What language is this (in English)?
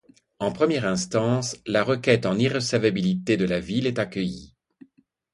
French